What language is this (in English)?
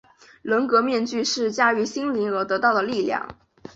Chinese